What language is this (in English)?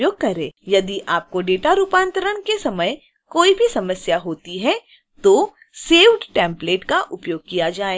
Hindi